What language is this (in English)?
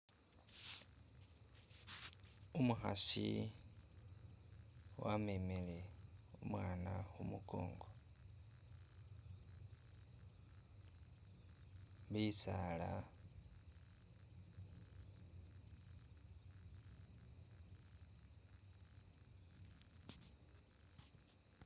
Masaaba